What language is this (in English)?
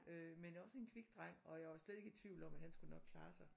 Danish